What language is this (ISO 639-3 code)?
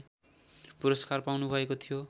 nep